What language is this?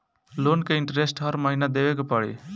Bhojpuri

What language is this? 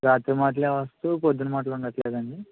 Telugu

